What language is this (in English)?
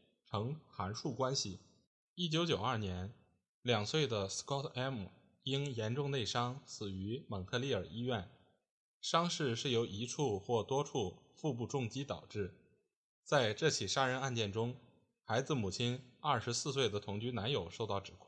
Chinese